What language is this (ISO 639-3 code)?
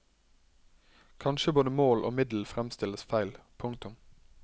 nor